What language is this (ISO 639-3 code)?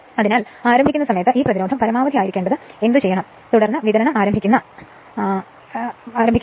mal